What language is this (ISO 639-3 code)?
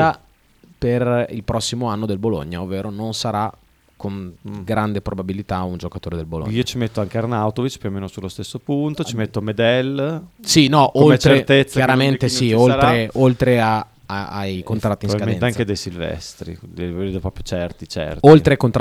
ita